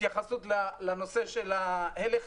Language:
Hebrew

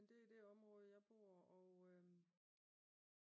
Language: Danish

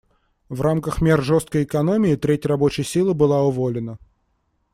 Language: Russian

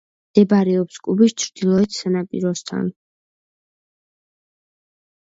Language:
Georgian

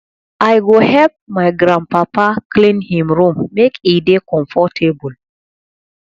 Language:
Nigerian Pidgin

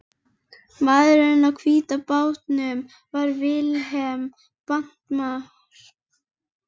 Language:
Icelandic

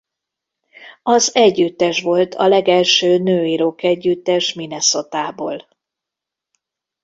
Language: Hungarian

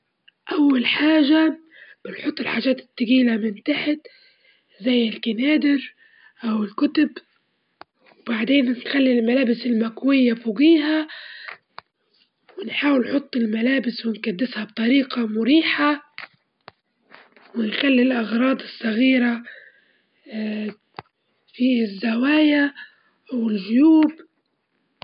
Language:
Libyan Arabic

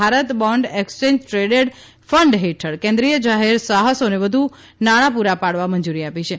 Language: Gujarati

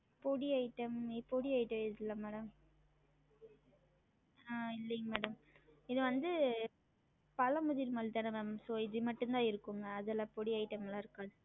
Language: Tamil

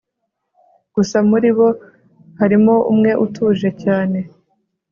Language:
Kinyarwanda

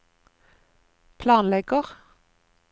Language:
Norwegian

